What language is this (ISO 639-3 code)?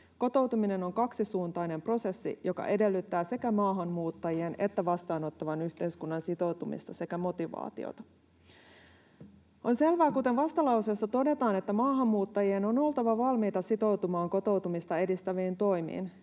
fin